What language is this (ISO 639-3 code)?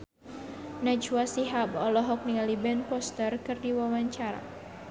sun